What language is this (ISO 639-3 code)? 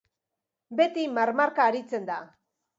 eus